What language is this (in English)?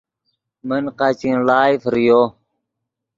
Yidgha